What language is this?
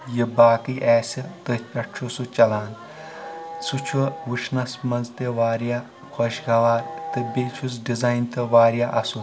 Kashmiri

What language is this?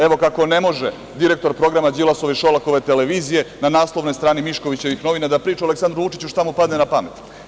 Serbian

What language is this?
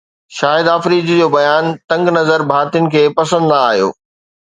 Sindhi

